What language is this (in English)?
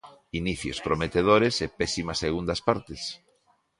Galician